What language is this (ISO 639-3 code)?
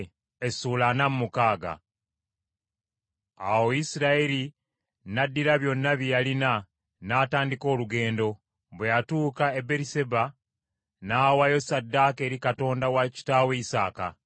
lug